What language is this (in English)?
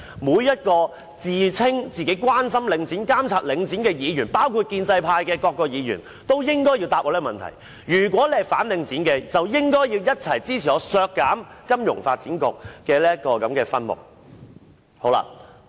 Cantonese